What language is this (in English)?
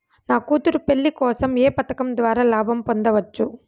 Telugu